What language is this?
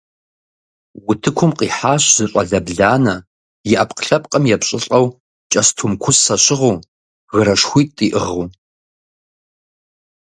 Kabardian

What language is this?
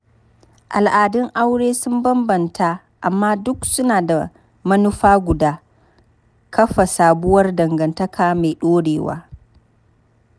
Hausa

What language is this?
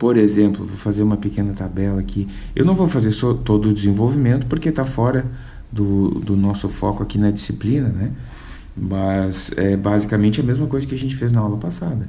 Portuguese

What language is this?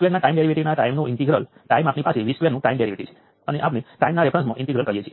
Gujarati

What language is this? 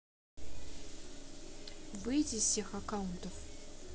Russian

